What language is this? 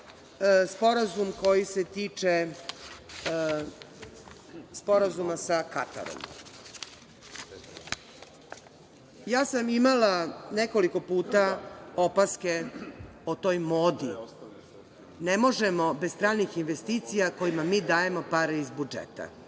Serbian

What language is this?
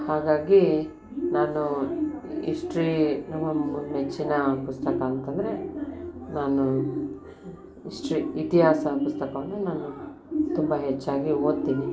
Kannada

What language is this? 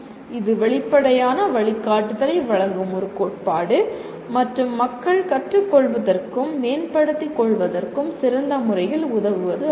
Tamil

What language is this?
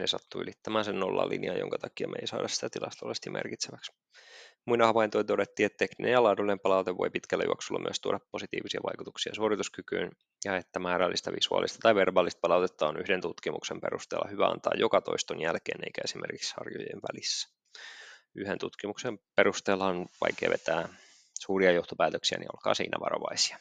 Finnish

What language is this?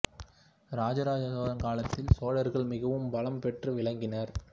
Tamil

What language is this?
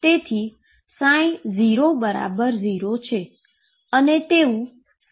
Gujarati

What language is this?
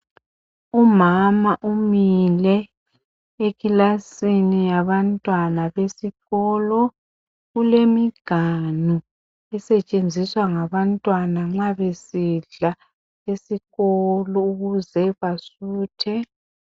North Ndebele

